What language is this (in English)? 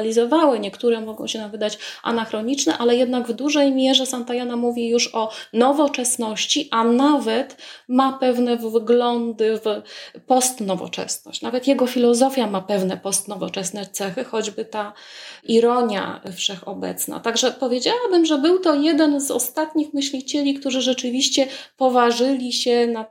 Polish